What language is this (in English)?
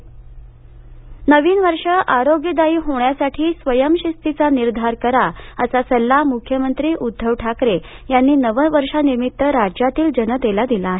Marathi